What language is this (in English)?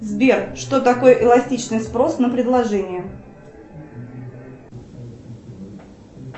Russian